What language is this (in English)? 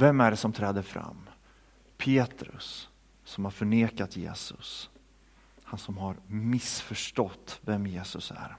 Swedish